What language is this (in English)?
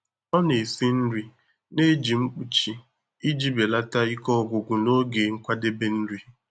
Igbo